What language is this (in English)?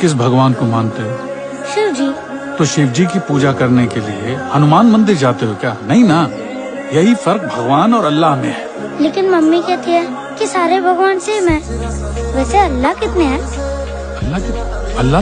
Hindi